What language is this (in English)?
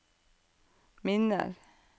Norwegian